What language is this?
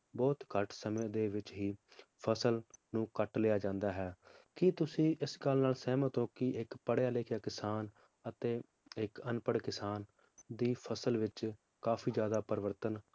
Punjabi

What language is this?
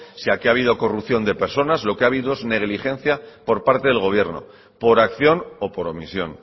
Spanish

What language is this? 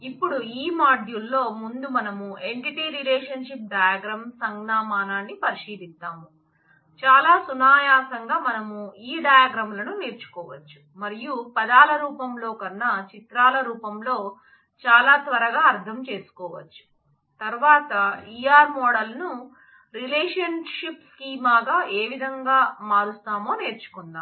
Telugu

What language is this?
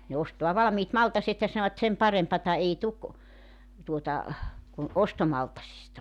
Finnish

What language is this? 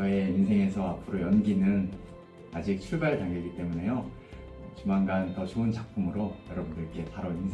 Korean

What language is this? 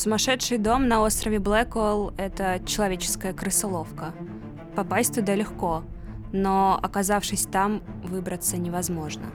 Russian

